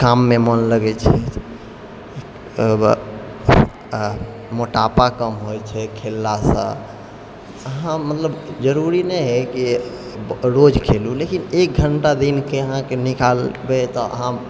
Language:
Maithili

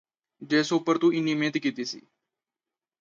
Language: Punjabi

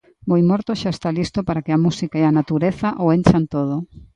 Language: Galician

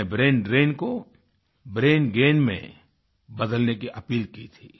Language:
Hindi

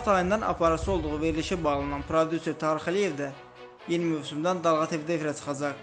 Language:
Turkish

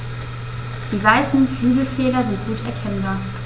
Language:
German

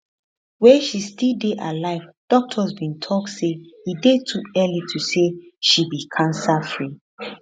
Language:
Nigerian Pidgin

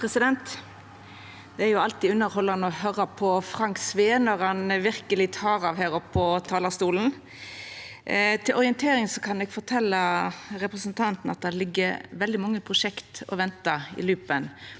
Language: Norwegian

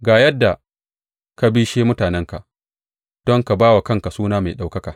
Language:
Hausa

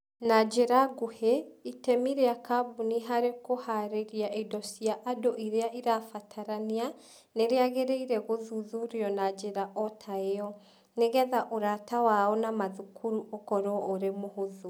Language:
Kikuyu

